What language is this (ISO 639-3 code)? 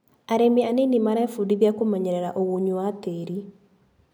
kik